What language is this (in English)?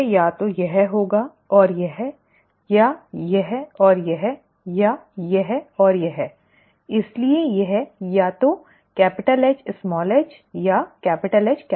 Hindi